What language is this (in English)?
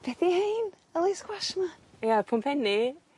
Welsh